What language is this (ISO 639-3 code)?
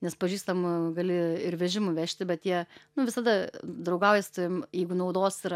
lit